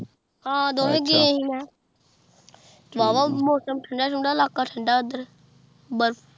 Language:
Punjabi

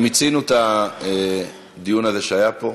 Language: Hebrew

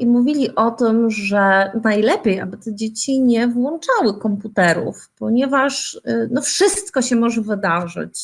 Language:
Polish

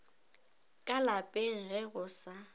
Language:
Northern Sotho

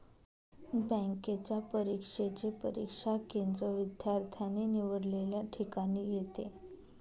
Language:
Marathi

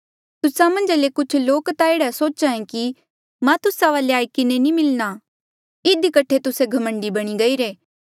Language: Mandeali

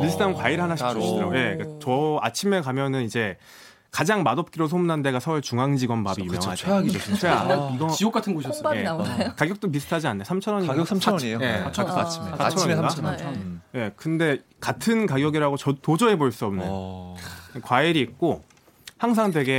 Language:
Korean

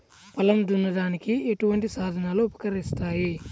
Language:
Telugu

